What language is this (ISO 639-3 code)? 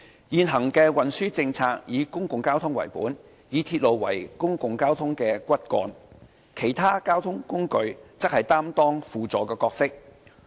yue